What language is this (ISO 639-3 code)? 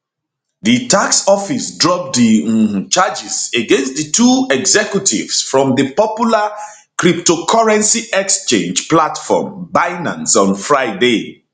pcm